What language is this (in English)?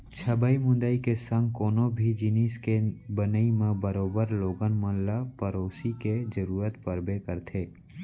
Chhattisgarhi